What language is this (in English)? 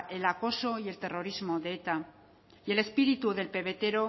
Spanish